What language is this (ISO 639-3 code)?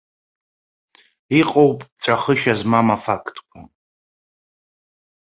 abk